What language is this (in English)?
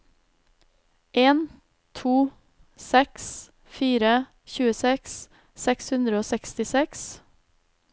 Norwegian